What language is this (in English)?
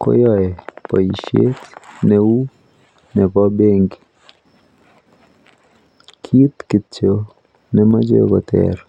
Kalenjin